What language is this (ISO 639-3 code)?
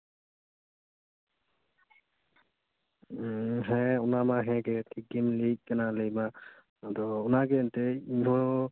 sat